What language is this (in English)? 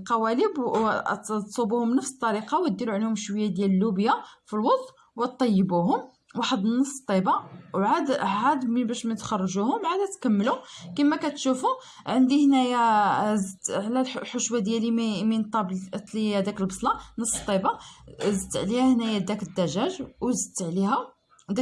Arabic